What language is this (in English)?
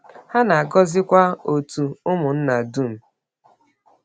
Igbo